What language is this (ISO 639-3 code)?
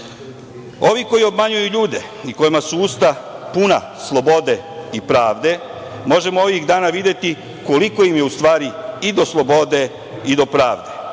srp